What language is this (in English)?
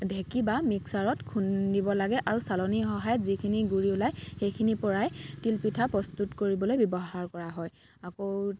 Assamese